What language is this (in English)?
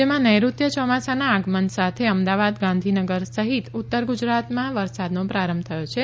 Gujarati